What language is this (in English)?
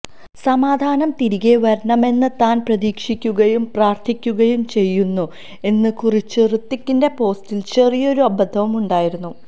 Malayalam